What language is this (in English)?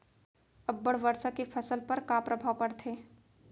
Chhattisgarhi